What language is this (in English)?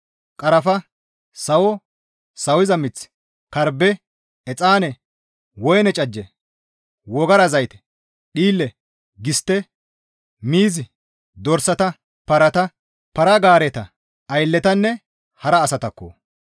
Gamo